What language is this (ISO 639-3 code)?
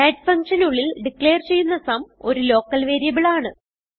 mal